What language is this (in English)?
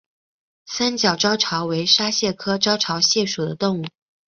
Chinese